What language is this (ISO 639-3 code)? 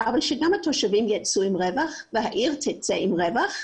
heb